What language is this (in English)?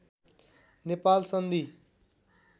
Nepali